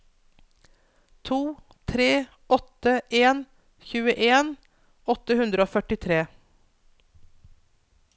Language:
Norwegian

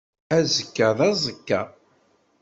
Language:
Kabyle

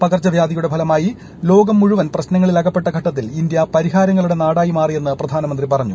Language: Malayalam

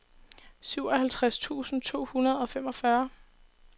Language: Danish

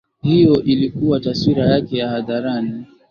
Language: Swahili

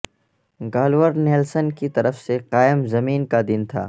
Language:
Urdu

